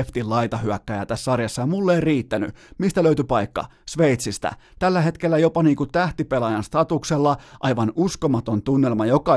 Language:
Finnish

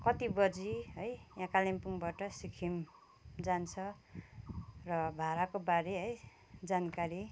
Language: Nepali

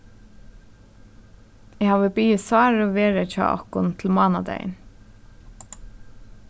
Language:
Faroese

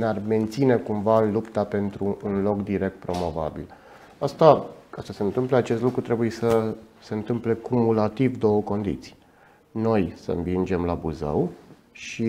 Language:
Romanian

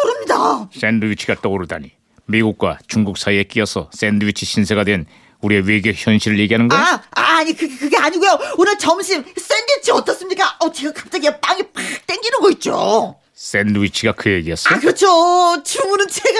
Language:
Korean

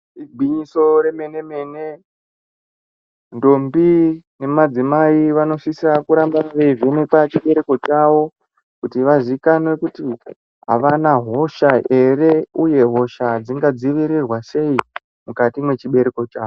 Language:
Ndau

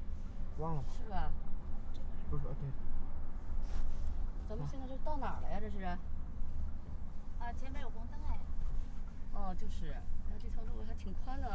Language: Chinese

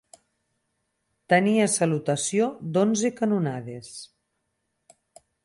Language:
Catalan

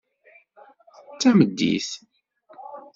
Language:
Kabyle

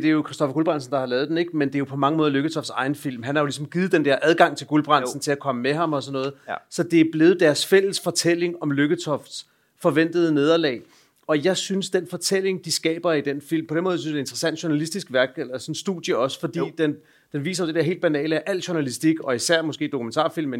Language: Danish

